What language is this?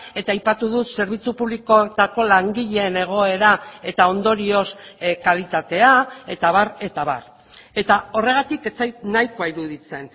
Basque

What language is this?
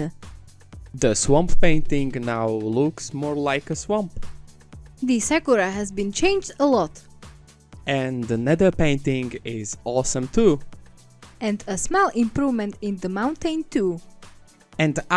English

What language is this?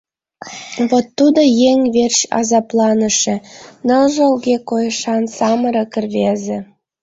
Mari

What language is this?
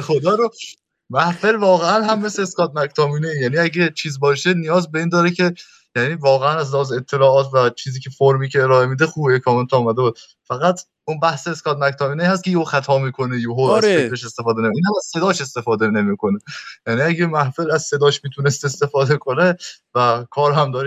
Persian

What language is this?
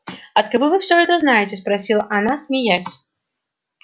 Russian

